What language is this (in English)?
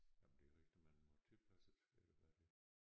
Danish